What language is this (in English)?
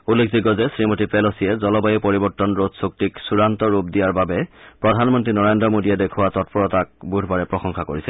Assamese